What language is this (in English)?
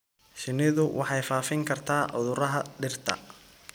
Somali